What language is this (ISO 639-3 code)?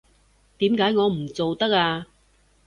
yue